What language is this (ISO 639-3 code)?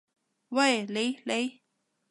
yue